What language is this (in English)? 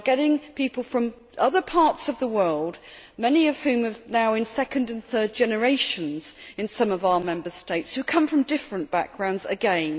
English